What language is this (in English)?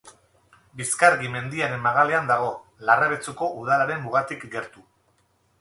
Basque